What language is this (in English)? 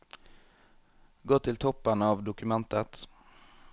Norwegian